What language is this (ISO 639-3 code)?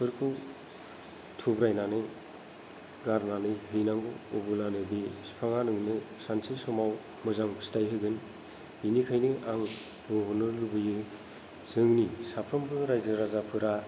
brx